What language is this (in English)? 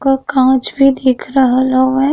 Bhojpuri